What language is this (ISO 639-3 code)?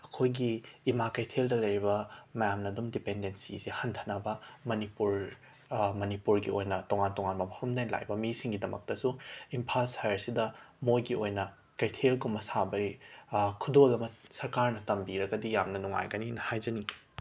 mni